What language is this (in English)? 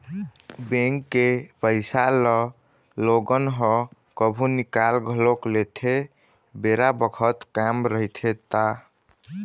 Chhattisgarhi